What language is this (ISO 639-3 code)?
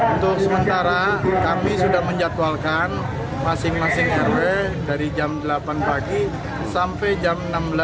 ind